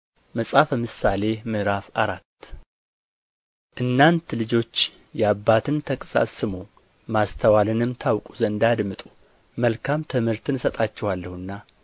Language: Amharic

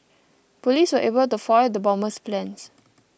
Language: English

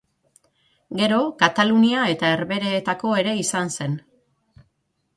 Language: Basque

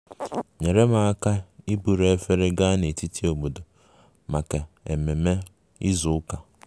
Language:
Igbo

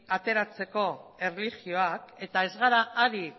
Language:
Basque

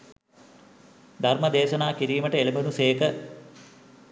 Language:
Sinhala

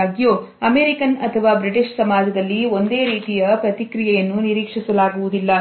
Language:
Kannada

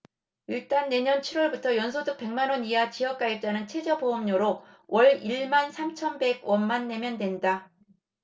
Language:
Korean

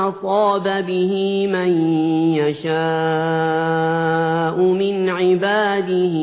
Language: Arabic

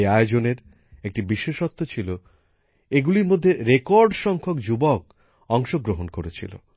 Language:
Bangla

